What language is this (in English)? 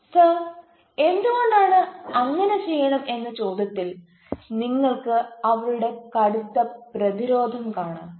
Malayalam